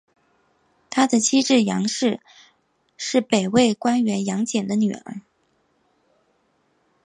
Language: Chinese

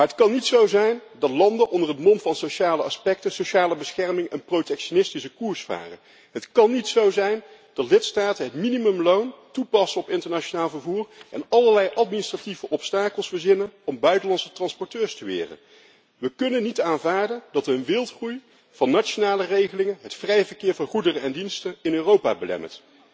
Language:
Dutch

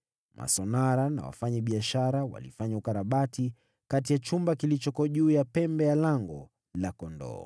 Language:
Swahili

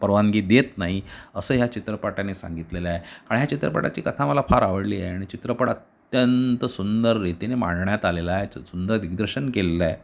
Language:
Marathi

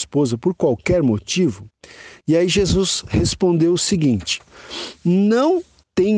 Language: Portuguese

